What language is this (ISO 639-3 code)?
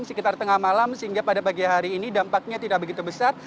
ind